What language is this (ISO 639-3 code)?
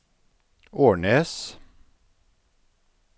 nor